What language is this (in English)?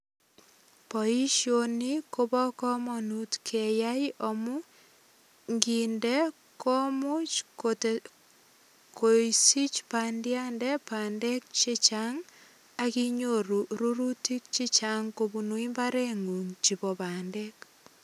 Kalenjin